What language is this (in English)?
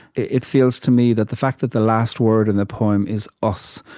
English